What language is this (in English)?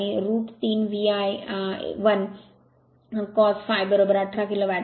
Marathi